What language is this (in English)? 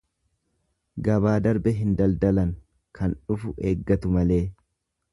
Oromo